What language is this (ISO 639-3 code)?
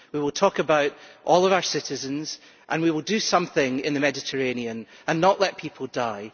eng